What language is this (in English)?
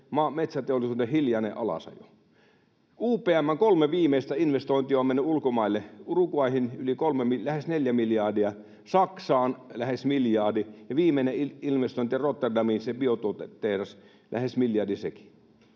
Finnish